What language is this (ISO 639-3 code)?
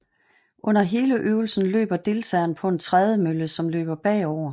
dan